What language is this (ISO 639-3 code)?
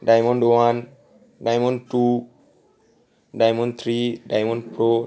ben